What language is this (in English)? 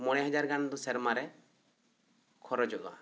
Santali